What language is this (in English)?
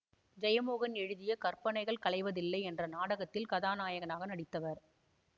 Tamil